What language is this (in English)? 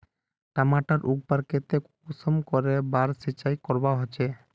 Magahi